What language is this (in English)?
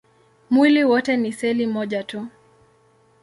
Swahili